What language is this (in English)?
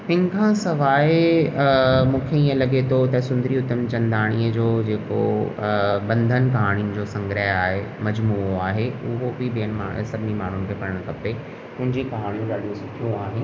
Sindhi